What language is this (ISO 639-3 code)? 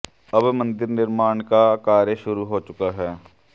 hin